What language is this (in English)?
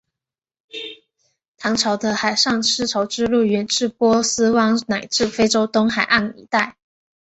Chinese